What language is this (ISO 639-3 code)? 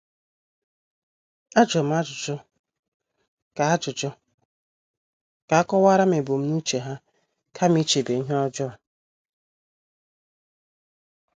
ibo